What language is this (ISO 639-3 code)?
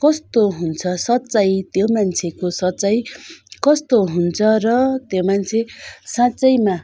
nep